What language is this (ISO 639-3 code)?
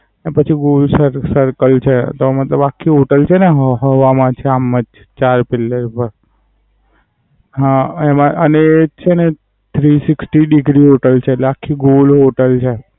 guj